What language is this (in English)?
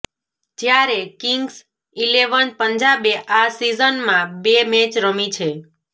Gujarati